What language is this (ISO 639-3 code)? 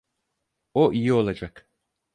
tur